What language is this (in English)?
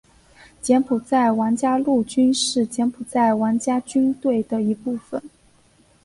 Chinese